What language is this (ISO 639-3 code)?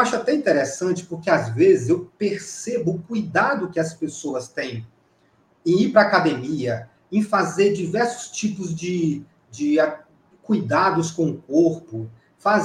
por